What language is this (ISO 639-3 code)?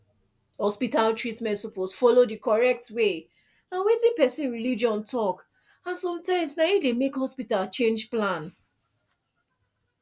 pcm